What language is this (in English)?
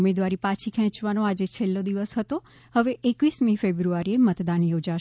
Gujarati